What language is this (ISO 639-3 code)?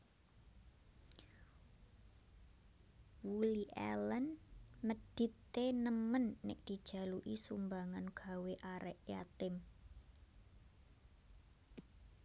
jav